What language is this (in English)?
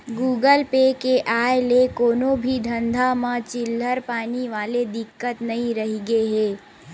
Chhattisgarhi